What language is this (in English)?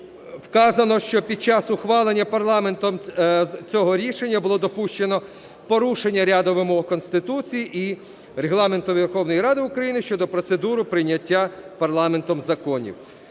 Ukrainian